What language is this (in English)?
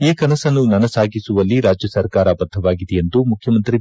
Kannada